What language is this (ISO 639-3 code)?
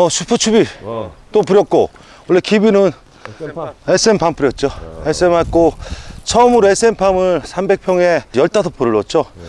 kor